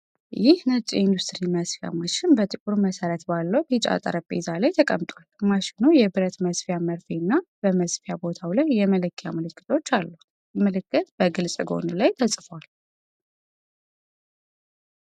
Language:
Amharic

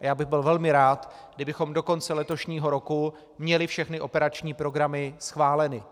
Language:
Czech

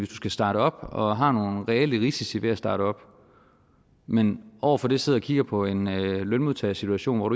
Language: Danish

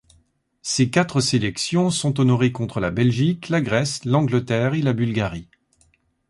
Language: French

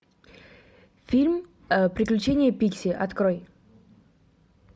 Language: Russian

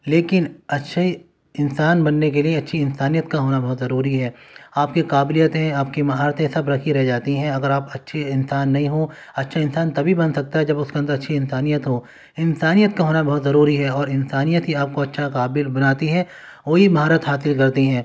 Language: Urdu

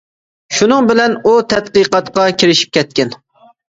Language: Uyghur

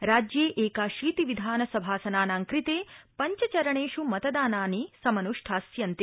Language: Sanskrit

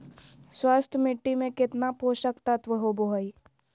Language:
Magahi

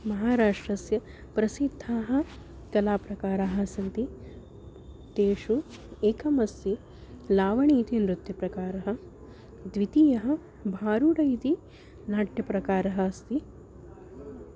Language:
Sanskrit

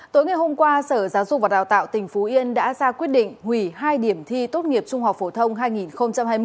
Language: Vietnamese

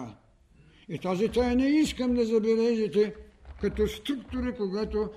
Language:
Bulgarian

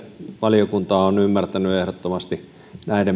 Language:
Finnish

